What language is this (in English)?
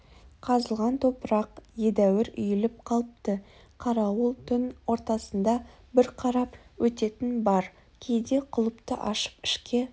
Kazakh